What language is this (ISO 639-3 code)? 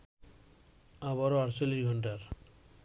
ben